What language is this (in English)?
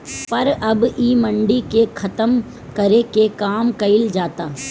Bhojpuri